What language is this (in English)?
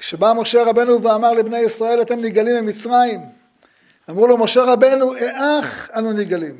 Hebrew